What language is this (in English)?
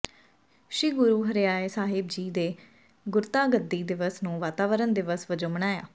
Punjabi